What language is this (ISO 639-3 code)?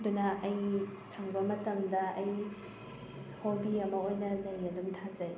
mni